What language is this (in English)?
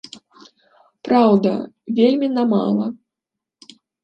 Belarusian